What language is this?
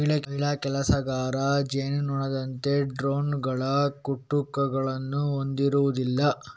Kannada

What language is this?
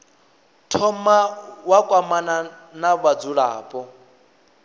Venda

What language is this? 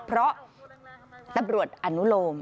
Thai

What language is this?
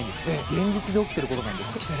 Japanese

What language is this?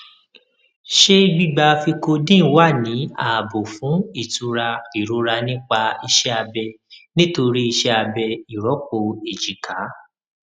Yoruba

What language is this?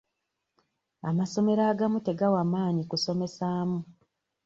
Ganda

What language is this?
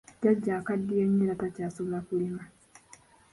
Ganda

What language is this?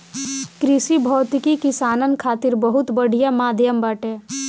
Bhojpuri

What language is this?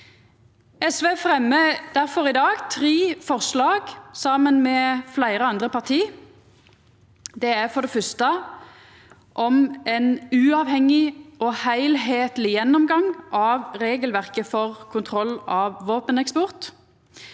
Norwegian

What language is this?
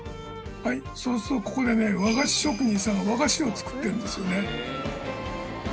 Japanese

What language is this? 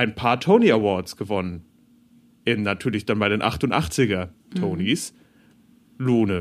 German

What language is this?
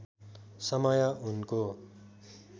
Nepali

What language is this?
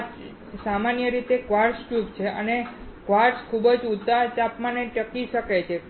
Gujarati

